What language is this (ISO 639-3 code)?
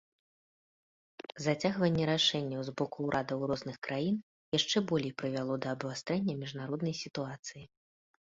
bel